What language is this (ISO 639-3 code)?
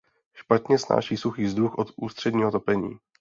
ces